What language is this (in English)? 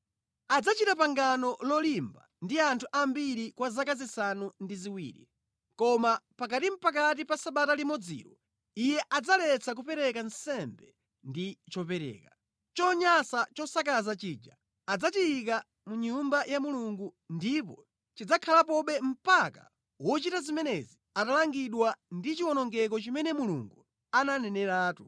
Nyanja